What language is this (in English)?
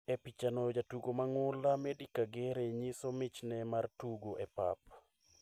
Luo (Kenya and Tanzania)